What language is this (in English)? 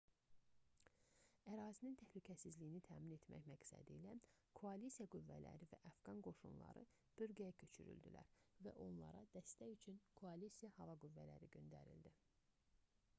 Azerbaijani